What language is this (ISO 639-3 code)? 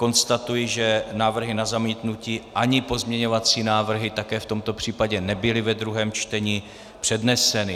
ces